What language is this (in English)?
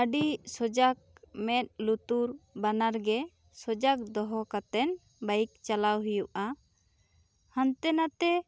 Santali